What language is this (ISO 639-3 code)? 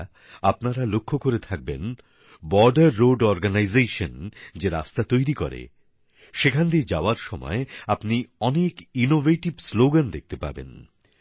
ben